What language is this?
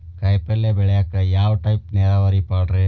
Kannada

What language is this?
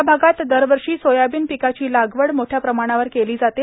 Marathi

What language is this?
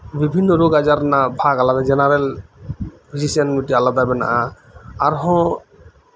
Santali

